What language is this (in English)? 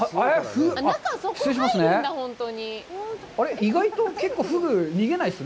Japanese